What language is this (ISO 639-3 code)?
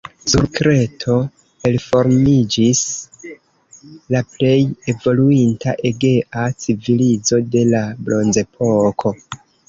epo